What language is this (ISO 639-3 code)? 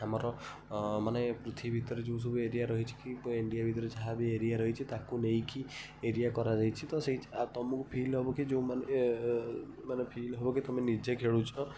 ori